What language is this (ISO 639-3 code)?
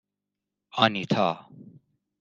fas